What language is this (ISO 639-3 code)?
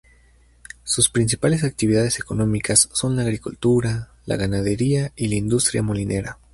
spa